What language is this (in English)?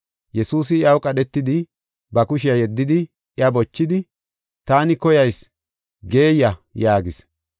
Gofa